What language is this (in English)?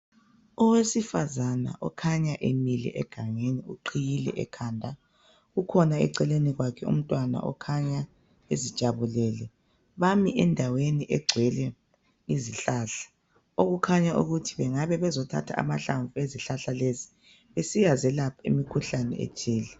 North Ndebele